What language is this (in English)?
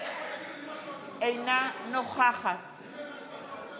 Hebrew